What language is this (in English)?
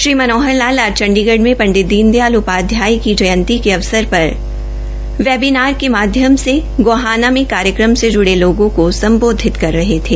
Hindi